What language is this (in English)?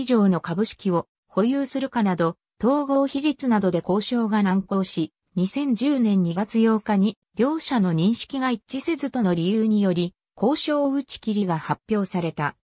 Japanese